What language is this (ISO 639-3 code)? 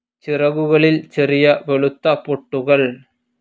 mal